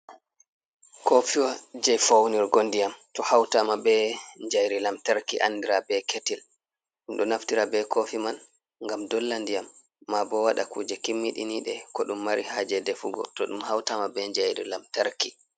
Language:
Fula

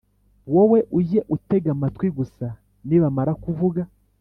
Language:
Kinyarwanda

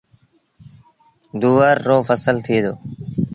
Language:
Sindhi Bhil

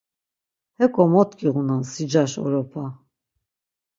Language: Laz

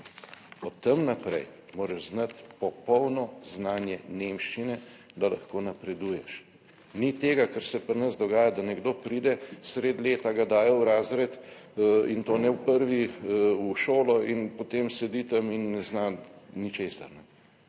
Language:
Slovenian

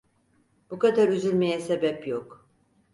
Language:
Turkish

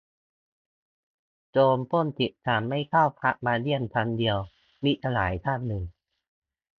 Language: Thai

